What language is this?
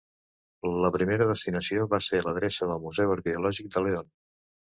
Catalan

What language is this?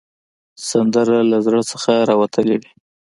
Pashto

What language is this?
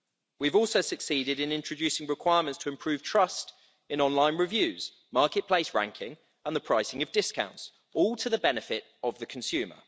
English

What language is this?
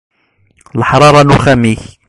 Kabyle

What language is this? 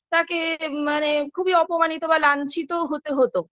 Bangla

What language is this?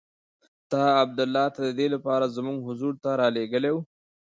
Pashto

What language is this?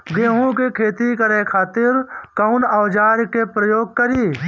Bhojpuri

